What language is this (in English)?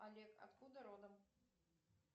Russian